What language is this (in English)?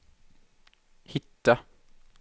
Swedish